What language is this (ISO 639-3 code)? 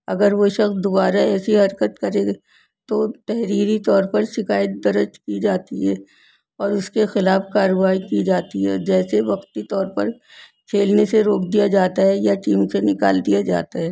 urd